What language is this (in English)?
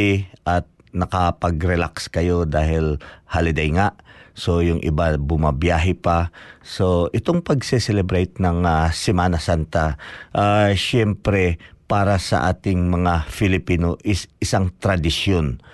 Filipino